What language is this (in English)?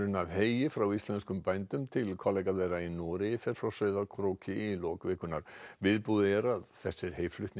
Icelandic